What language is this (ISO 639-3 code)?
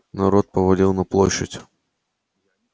rus